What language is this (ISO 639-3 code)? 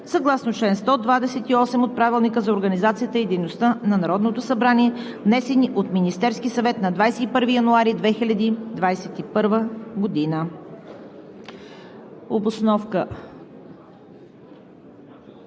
bul